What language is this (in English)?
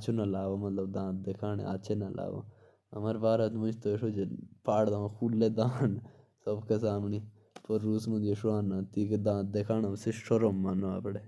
Jaunsari